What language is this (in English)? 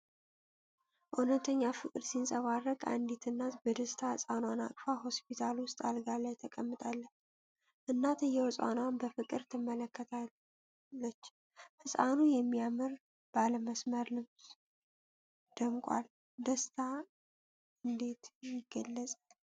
Amharic